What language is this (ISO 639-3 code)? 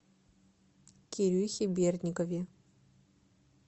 rus